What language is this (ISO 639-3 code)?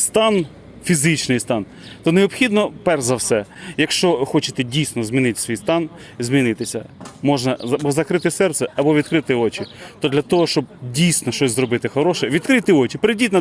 ukr